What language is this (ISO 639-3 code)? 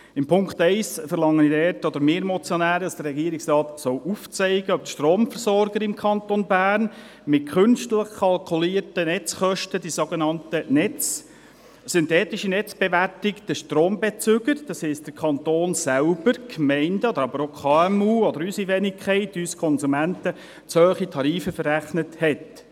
gsw